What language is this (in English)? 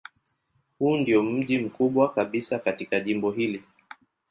Swahili